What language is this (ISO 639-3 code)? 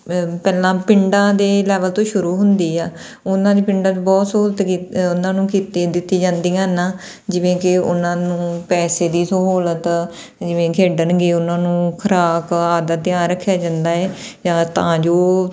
pan